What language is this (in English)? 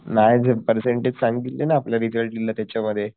Marathi